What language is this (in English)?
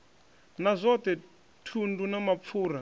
Venda